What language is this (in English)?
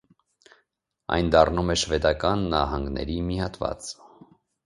Armenian